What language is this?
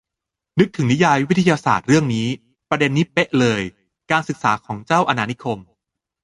Thai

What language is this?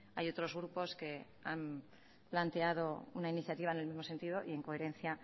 Spanish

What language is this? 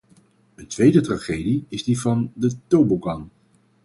Dutch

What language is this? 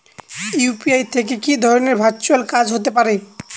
Bangla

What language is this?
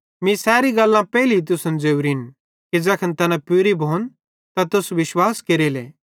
Bhadrawahi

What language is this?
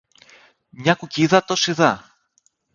Greek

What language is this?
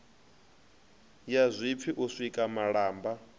Venda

